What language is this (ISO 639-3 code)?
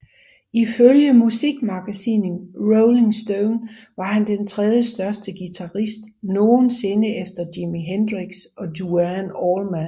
dan